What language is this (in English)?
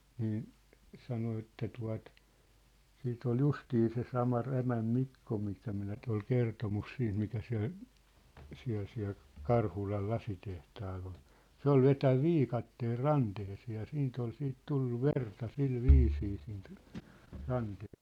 Finnish